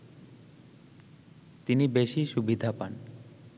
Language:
Bangla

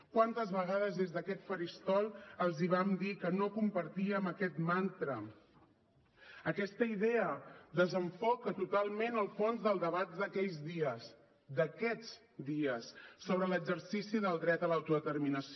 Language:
Catalan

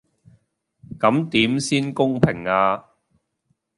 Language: Cantonese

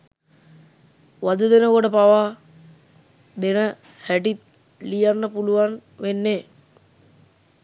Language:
Sinhala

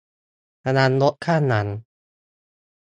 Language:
Thai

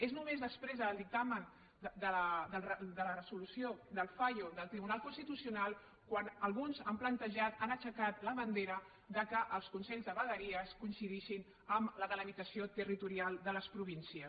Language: Catalan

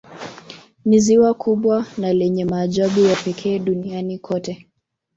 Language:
Swahili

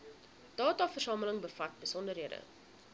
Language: Afrikaans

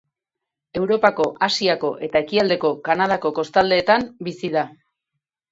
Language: Basque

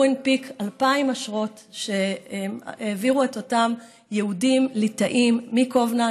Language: Hebrew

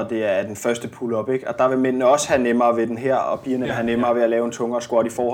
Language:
Danish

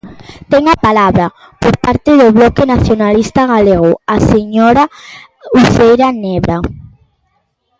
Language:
Galician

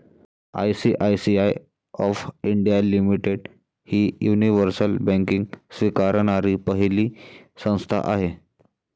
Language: Marathi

